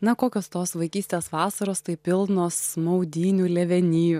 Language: Lithuanian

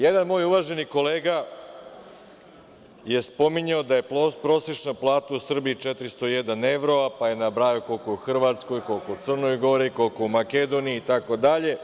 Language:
Serbian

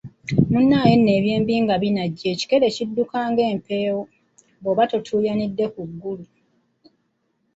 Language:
Ganda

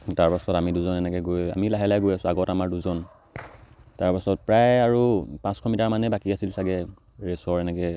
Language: Assamese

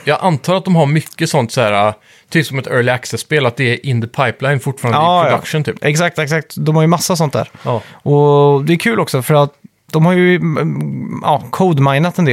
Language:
Swedish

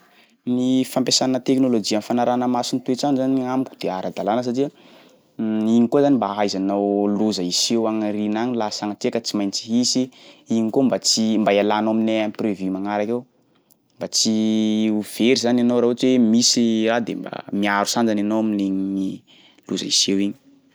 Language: Sakalava Malagasy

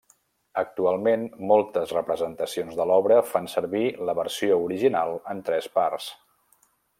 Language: Catalan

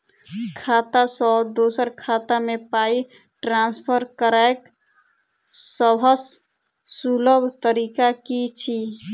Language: Maithili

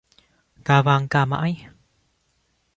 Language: Vietnamese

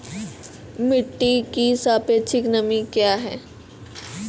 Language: Maithili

